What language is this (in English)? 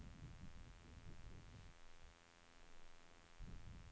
Norwegian